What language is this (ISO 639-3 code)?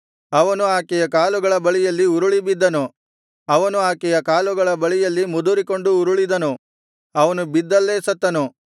kan